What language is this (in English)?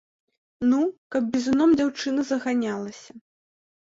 Belarusian